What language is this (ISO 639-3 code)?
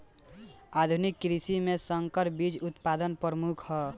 bho